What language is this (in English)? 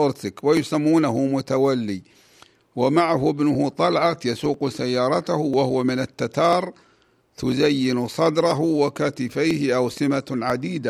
Arabic